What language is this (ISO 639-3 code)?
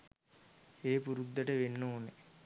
sin